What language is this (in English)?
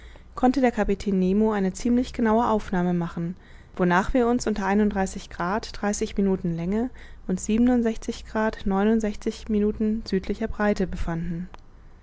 German